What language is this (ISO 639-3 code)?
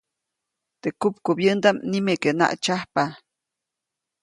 zoc